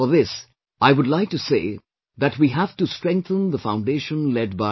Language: English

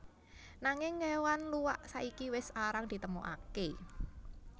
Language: Javanese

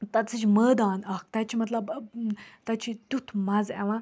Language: Kashmiri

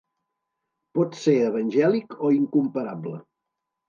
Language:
Catalan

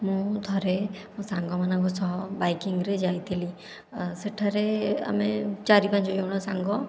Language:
Odia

